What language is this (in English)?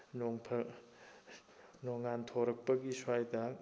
Manipuri